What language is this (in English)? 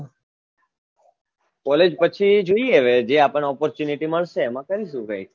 Gujarati